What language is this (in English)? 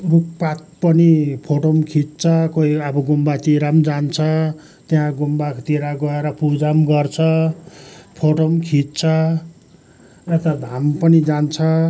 Nepali